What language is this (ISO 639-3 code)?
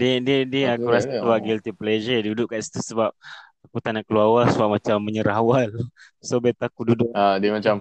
msa